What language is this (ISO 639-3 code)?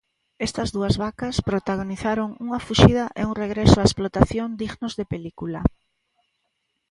glg